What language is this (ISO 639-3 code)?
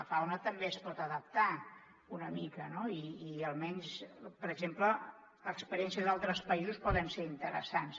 cat